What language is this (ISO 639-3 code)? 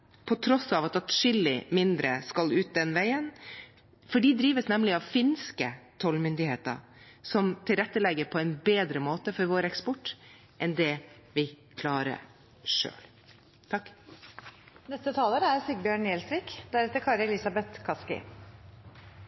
nob